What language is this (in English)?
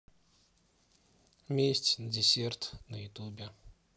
Russian